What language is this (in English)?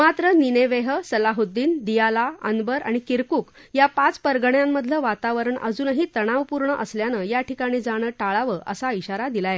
Marathi